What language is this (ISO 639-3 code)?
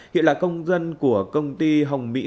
vie